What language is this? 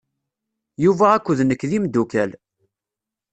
Kabyle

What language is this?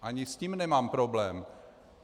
Czech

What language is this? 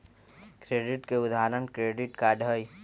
Magahi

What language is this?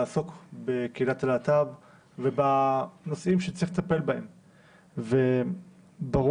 Hebrew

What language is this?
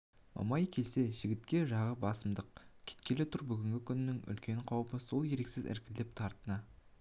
Kazakh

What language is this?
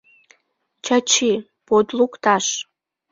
Mari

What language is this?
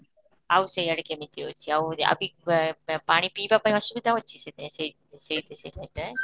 Odia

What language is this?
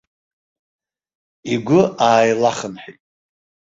Abkhazian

